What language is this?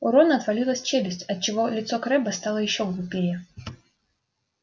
Russian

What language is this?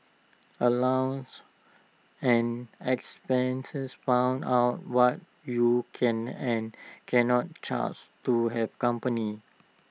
English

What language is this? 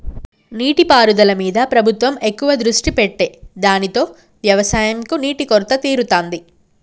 Telugu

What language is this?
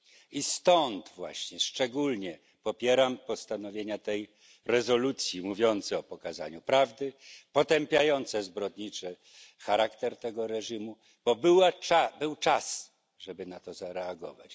Polish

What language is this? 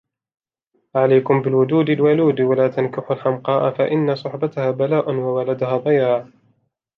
Arabic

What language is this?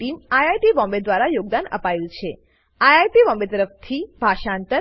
Gujarati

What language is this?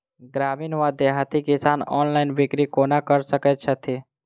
Maithili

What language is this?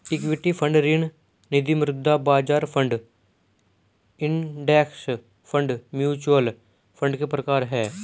Hindi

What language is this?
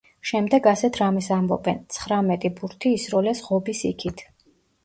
Georgian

